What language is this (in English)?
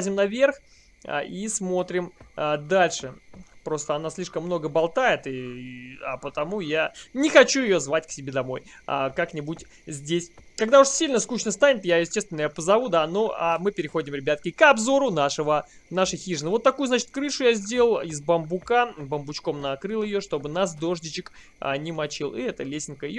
Russian